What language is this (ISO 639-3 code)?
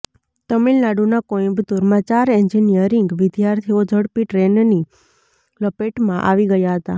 guj